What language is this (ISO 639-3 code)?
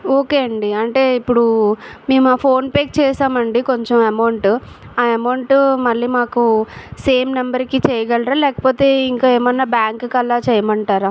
tel